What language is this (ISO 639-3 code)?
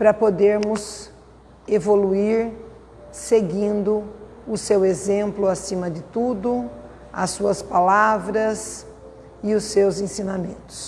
por